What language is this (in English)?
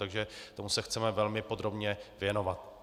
Czech